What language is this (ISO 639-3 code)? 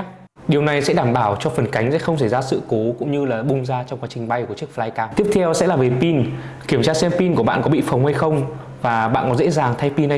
vie